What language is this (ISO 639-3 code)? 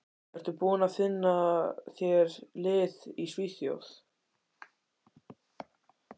isl